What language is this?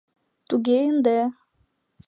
Mari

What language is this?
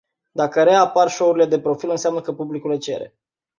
Romanian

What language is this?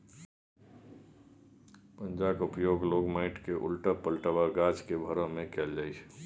Maithili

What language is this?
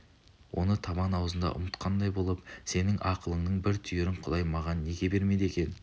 Kazakh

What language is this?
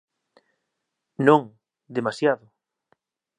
Galician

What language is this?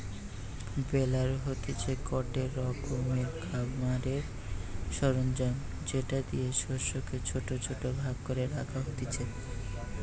Bangla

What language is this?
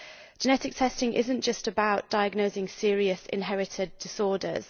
English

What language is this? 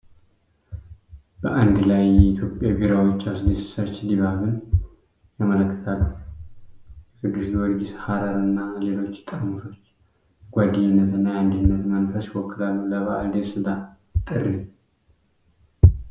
Amharic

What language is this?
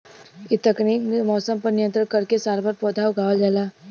Bhojpuri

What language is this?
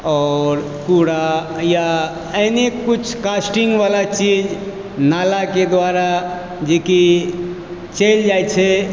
Maithili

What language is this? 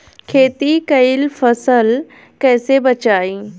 Bhojpuri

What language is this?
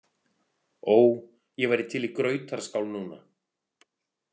Icelandic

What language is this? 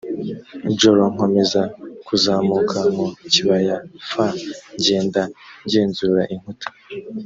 Kinyarwanda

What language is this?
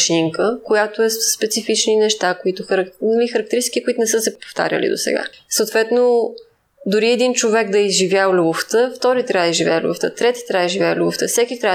Bulgarian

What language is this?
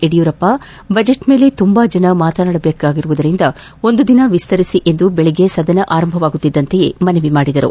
Kannada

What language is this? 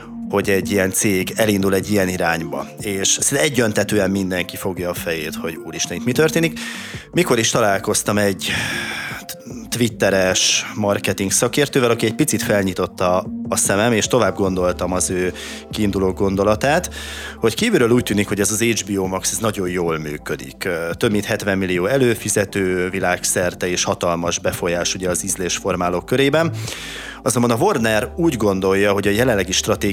Hungarian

